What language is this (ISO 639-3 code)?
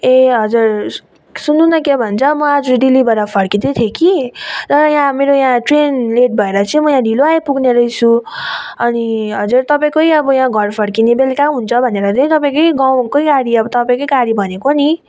nep